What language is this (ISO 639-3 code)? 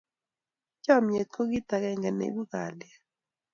kln